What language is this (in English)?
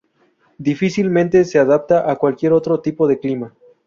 Spanish